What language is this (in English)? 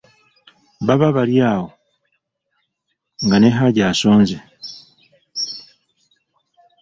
Ganda